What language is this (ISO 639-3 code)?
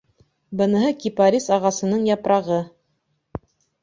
bak